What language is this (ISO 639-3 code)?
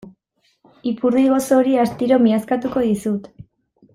eus